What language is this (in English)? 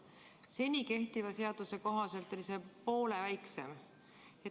Estonian